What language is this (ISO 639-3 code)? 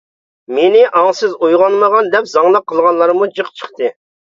uig